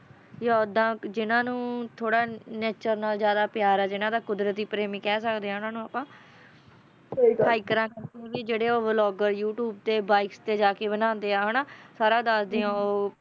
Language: Punjabi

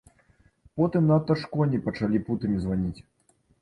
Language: Belarusian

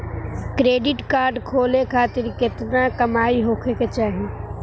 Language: Bhojpuri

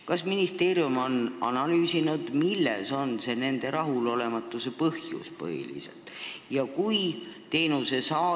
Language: Estonian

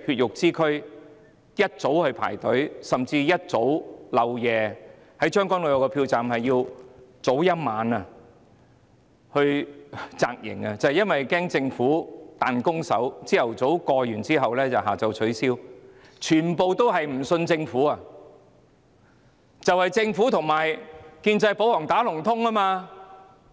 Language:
Cantonese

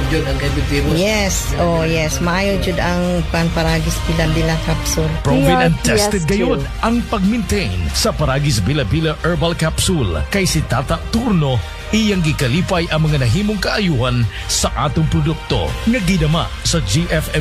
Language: Filipino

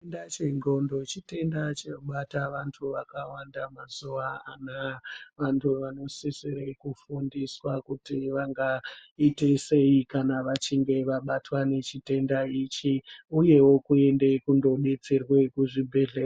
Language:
Ndau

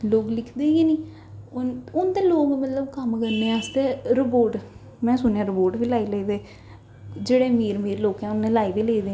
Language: Dogri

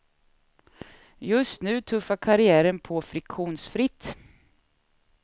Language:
Swedish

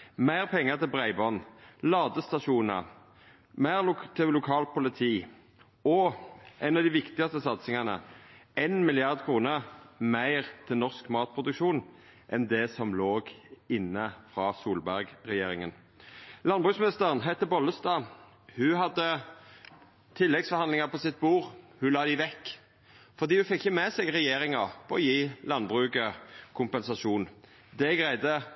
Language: Norwegian Nynorsk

